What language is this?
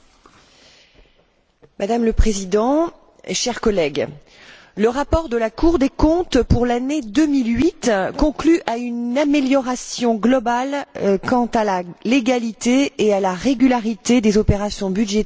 French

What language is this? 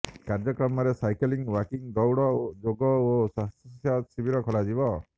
Odia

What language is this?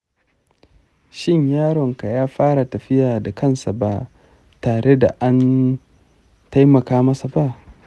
Hausa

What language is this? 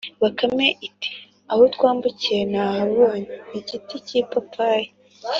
Kinyarwanda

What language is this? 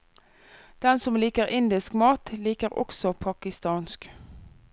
Norwegian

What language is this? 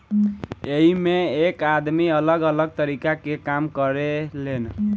Bhojpuri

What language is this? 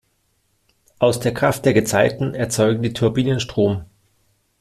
German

